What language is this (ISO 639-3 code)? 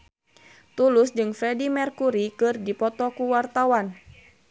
sun